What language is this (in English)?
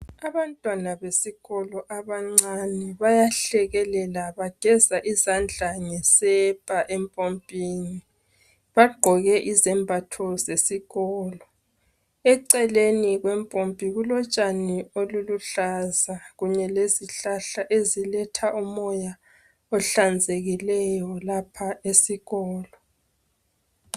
North Ndebele